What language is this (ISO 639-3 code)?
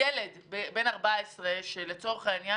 heb